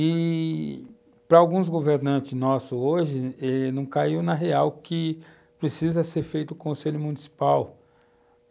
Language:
Portuguese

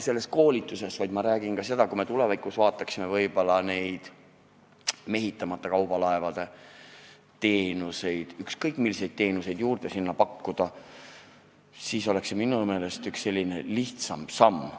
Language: Estonian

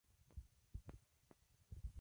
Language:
Spanish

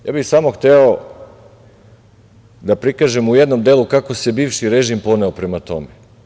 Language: Serbian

